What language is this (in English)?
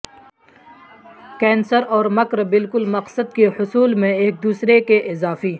Urdu